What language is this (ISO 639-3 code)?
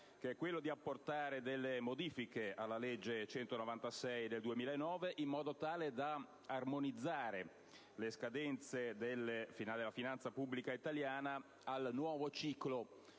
ita